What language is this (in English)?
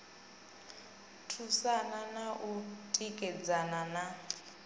Venda